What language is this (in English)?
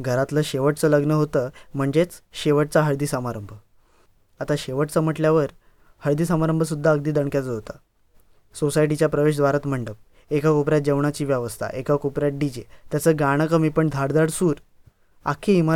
Marathi